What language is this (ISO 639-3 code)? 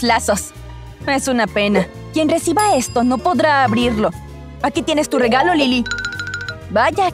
spa